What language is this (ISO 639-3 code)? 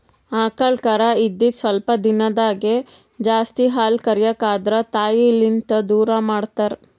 kan